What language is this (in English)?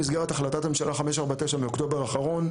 Hebrew